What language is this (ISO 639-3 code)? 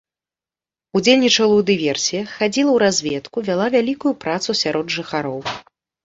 bel